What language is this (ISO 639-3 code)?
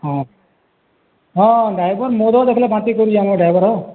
ori